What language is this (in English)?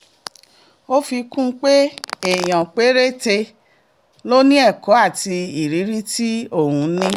Yoruba